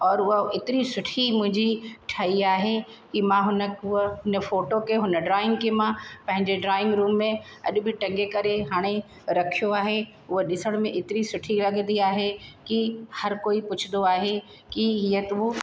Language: Sindhi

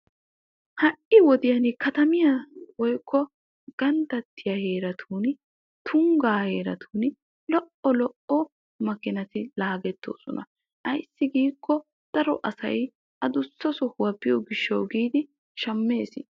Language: Wolaytta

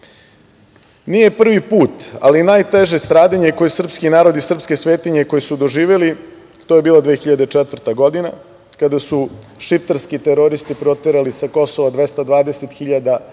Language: Serbian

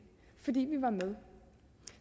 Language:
Danish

